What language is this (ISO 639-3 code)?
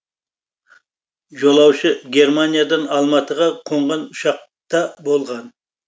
kaz